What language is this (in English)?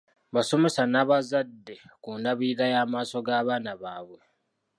Ganda